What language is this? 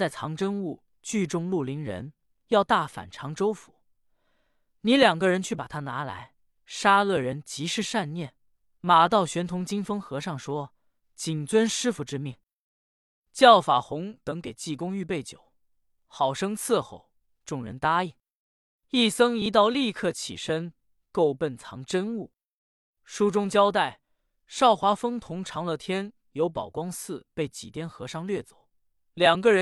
Chinese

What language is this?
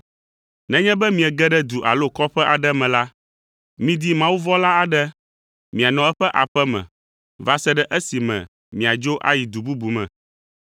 Ewe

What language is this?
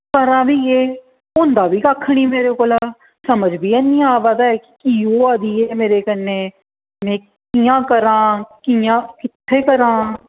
Dogri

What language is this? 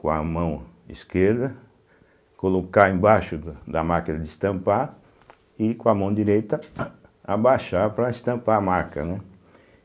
Portuguese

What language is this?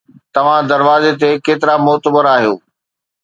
Sindhi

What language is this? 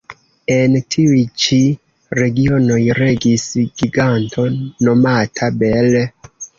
Esperanto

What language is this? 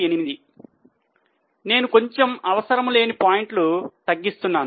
Telugu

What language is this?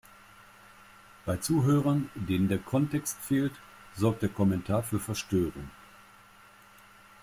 German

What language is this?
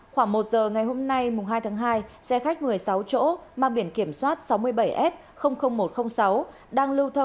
Vietnamese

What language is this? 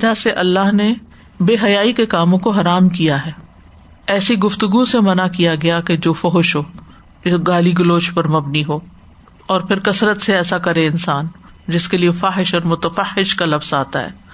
Urdu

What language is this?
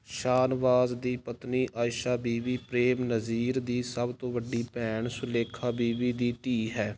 Punjabi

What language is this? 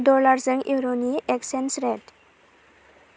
Bodo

